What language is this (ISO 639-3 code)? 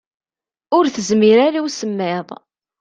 kab